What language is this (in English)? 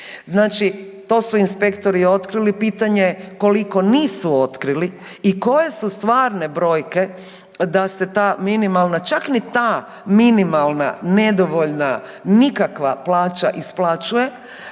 Croatian